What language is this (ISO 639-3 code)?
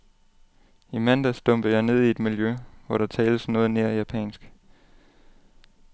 dan